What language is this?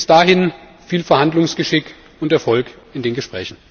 German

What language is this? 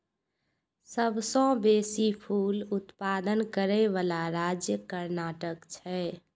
Maithili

